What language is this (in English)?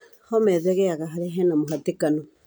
Kikuyu